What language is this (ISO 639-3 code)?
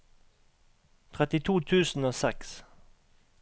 nor